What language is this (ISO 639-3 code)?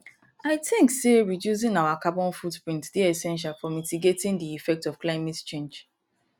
pcm